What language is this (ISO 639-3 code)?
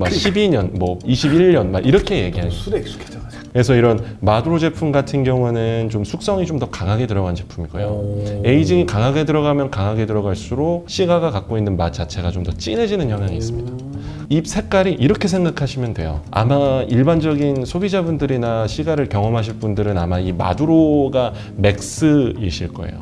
kor